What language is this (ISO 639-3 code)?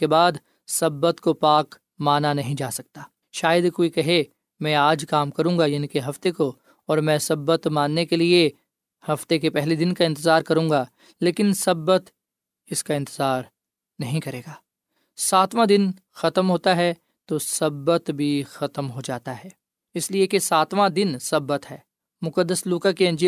urd